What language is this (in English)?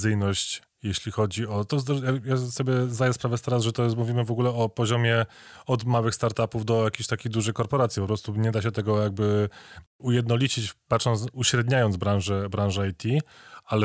Polish